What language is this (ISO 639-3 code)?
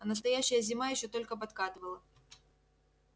rus